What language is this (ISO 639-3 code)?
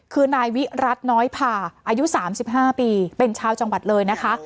tha